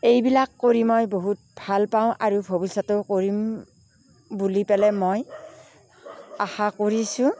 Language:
Assamese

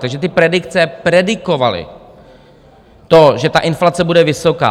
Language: Czech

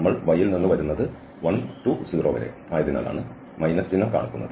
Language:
Malayalam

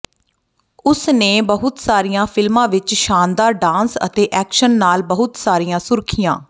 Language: Punjabi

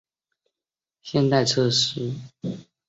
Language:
Chinese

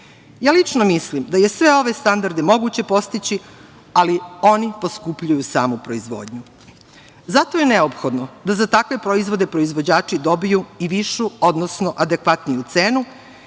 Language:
Serbian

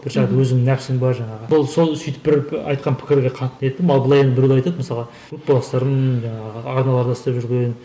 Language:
Kazakh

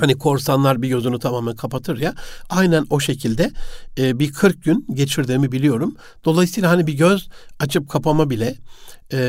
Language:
Turkish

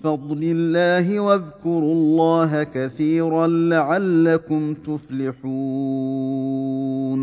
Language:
Arabic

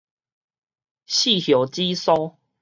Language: Min Nan Chinese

